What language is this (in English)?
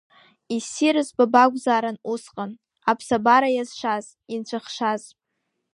Abkhazian